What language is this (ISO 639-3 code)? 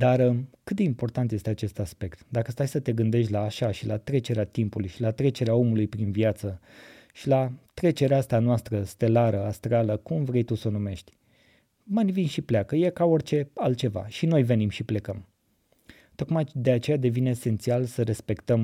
ron